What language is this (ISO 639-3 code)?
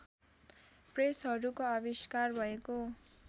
nep